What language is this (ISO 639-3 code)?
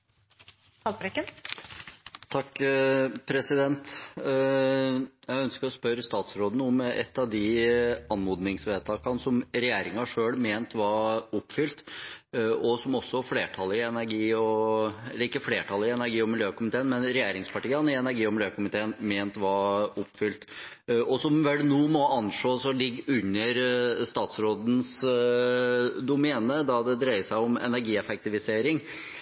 nor